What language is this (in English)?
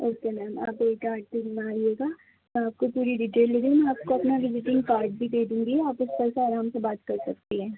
Urdu